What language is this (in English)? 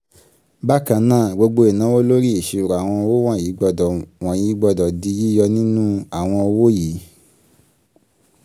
Yoruba